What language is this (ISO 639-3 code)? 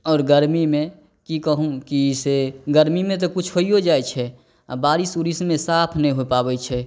mai